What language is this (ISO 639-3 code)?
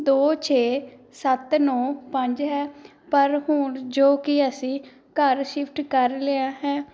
pan